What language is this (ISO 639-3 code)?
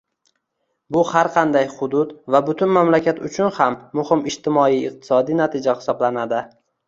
uzb